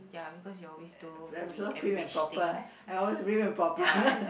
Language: English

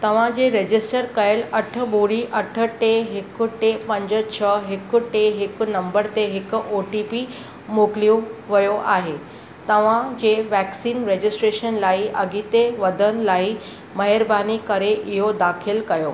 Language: Sindhi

